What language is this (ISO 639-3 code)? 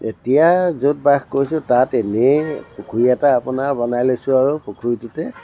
asm